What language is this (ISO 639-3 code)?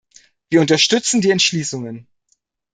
deu